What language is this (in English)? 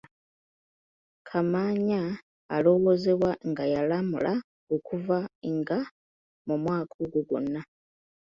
Ganda